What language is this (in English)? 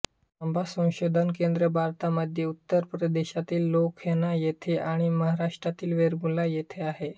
Marathi